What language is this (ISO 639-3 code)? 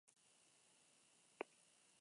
eus